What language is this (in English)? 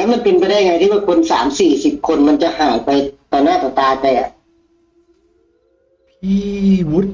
Thai